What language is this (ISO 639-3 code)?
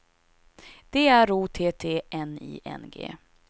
swe